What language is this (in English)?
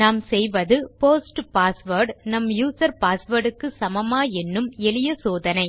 Tamil